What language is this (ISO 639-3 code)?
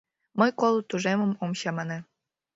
chm